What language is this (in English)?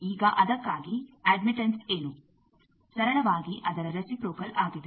Kannada